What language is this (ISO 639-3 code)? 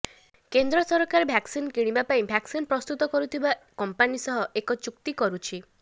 ori